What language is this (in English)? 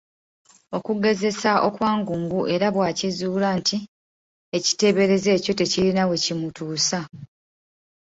Ganda